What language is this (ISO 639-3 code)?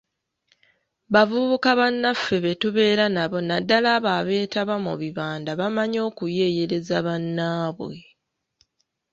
lug